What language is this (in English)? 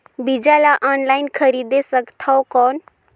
Chhattisgarhi